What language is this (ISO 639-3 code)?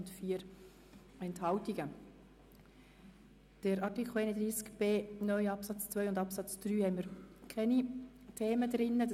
gsw